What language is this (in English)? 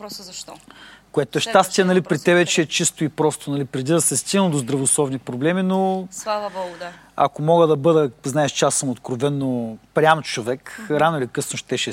Bulgarian